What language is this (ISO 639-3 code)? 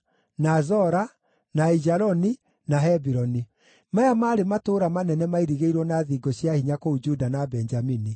kik